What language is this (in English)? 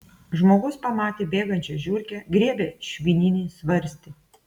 Lithuanian